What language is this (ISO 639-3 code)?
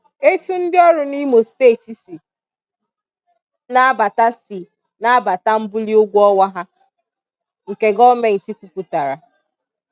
ibo